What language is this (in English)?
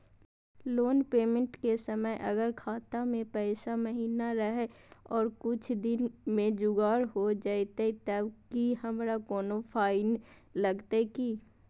Magahi